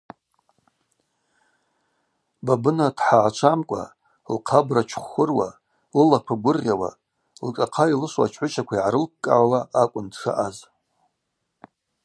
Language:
Abaza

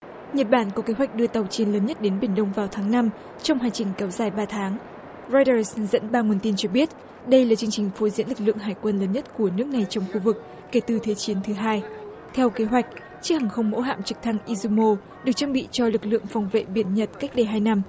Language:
Vietnamese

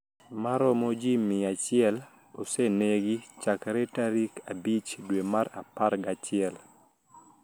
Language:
Luo (Kenya and Tanzania)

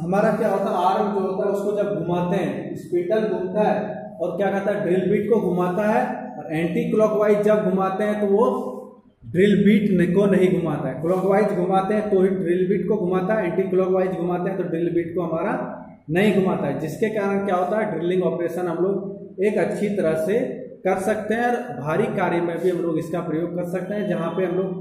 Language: Hindi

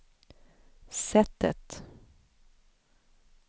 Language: Swedish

